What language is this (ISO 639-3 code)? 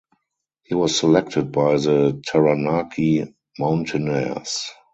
eng